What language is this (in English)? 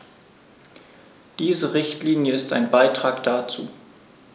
German